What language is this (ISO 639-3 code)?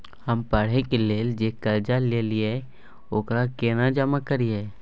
mai